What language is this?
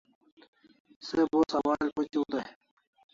Kalasha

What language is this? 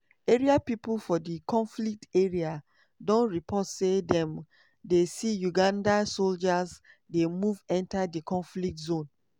Nigerian Pidgin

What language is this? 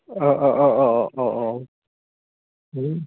Bodo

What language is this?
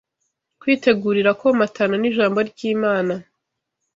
Kinyarwanda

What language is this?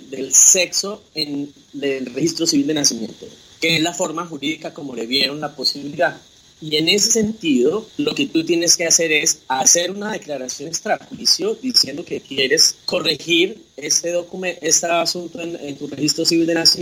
Spanish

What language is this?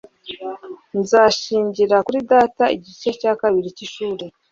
Kinyarwanda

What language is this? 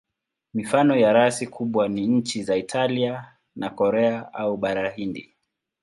Swahili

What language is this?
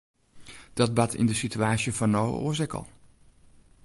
Western Frisian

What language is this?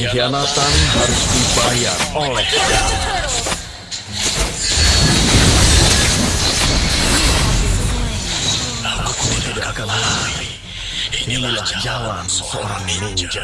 Indonesian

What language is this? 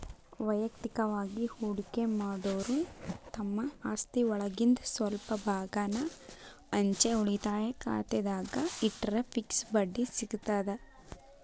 Kannada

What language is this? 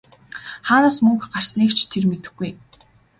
Mongolian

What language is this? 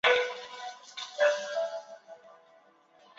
Chinese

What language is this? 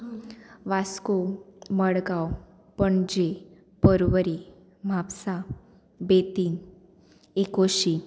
Konkani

